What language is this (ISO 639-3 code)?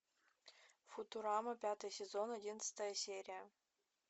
rus